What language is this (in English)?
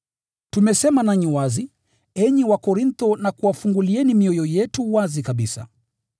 Swahili